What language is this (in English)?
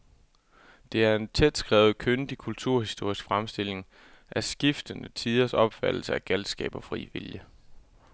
Danish